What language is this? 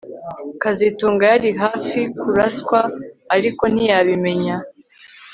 Kinyarwanda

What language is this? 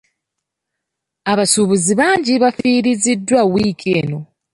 Ganda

